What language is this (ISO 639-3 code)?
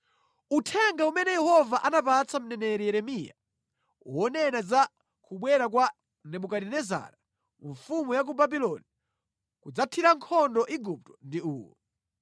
nya